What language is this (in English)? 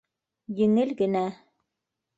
Bashkir